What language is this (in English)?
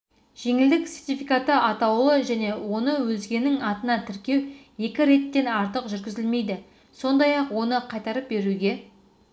Kazakh